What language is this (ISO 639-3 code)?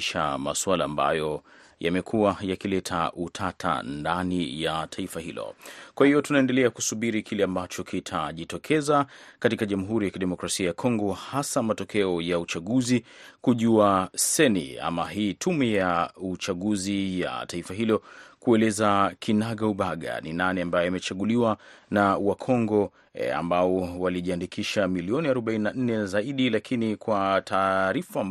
swa